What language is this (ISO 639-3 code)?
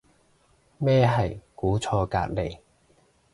yue